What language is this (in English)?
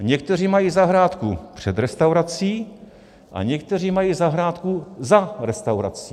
Czech